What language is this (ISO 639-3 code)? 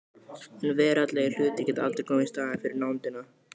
isl